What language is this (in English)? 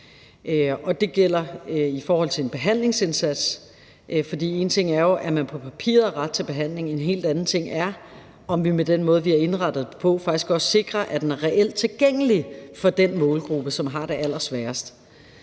Danish